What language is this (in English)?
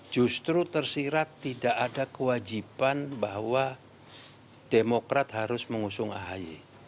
Indonesian